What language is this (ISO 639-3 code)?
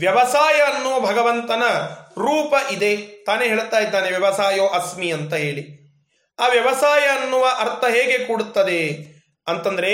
kan